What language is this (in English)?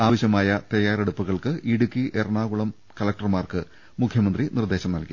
Malayalam